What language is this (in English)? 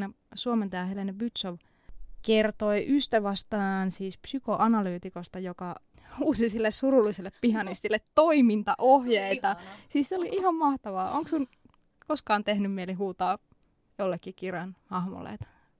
Finnish